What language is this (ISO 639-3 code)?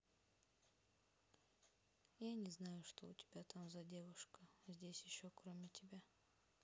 rus